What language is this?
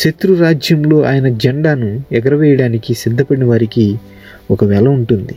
Telugu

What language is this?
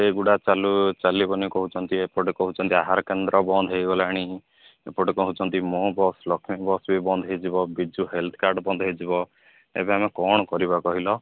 Odia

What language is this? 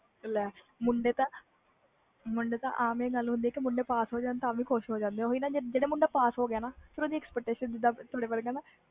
Punjabi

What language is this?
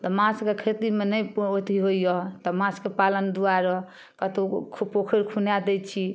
Maithili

